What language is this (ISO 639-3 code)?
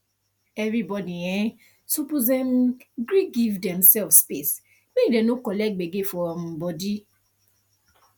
pcm